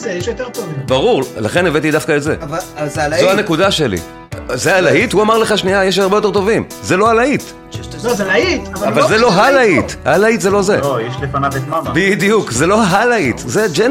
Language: Hebrew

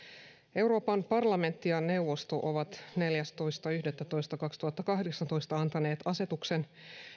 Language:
Finnish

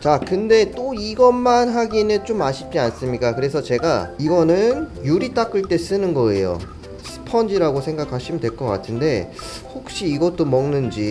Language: Korean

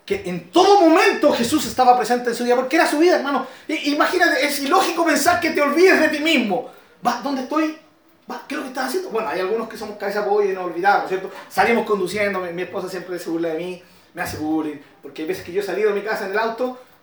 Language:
Spanish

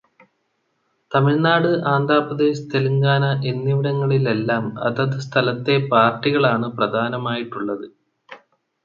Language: Malayalam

